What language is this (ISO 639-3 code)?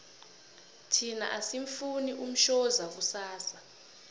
nbl